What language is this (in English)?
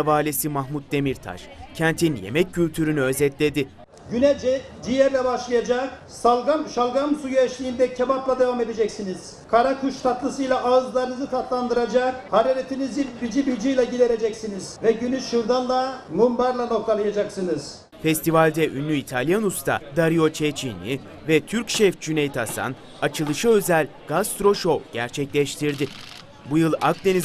Turkish